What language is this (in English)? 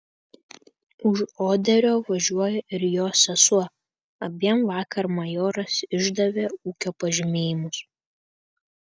Lithuanian